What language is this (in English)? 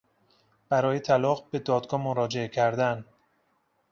Persian